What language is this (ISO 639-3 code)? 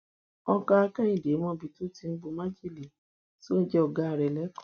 yor